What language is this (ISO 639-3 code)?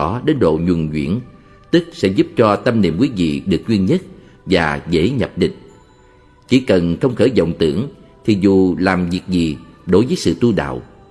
vie